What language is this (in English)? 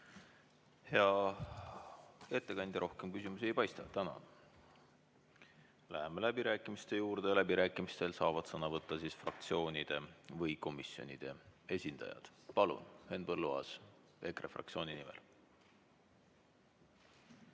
Estonian